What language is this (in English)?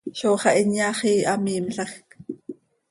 Seri